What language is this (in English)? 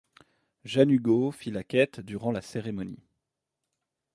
French